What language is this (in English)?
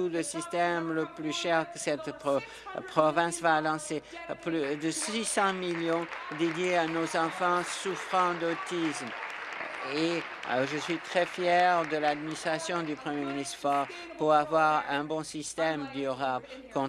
French